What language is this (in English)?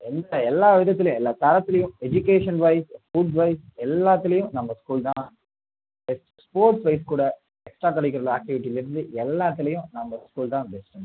Tamil